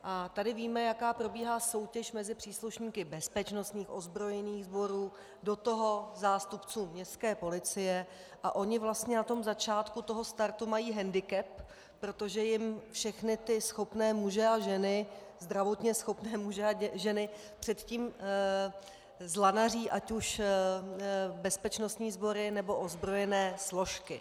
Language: Czech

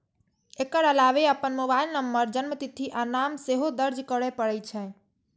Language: Maithili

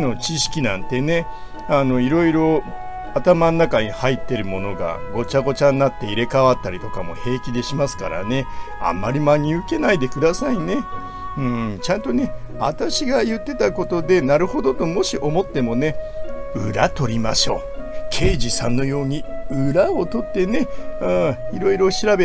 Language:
Japanese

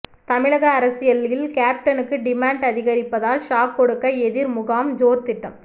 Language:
Tamil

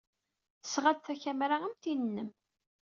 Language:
Kabyle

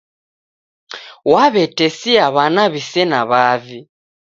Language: Taita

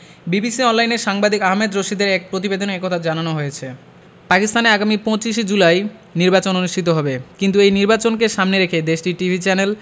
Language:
Bangla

